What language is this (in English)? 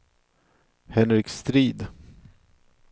Swedish